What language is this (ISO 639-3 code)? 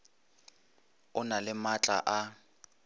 nso